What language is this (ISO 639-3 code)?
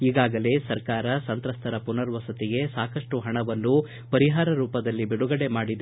kan